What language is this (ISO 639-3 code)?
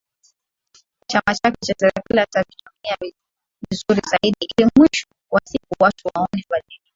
swa